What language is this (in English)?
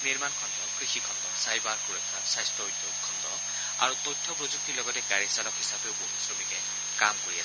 Assamese